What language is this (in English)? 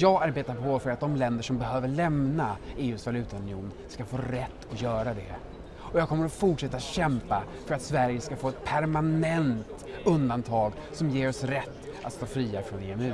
Swedish